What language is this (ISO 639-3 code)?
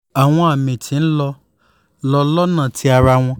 yor